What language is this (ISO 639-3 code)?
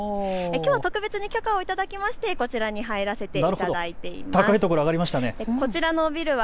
jpn